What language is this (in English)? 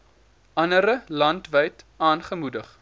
Afrikaans